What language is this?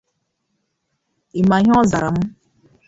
Igbo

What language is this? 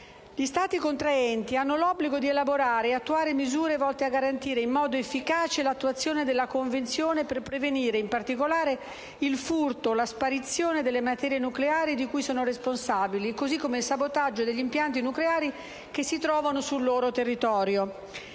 Italian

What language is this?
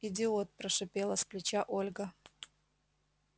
Russian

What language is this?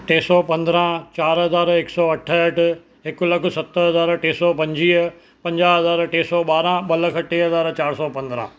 Sindhi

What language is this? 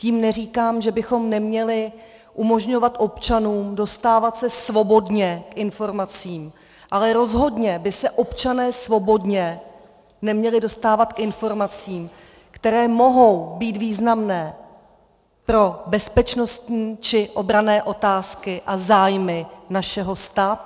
Czech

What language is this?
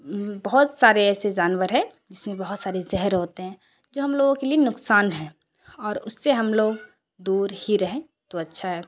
Urdu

